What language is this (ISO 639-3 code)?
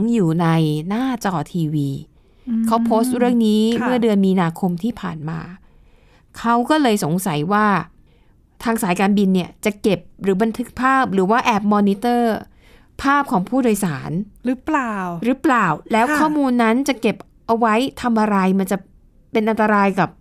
tha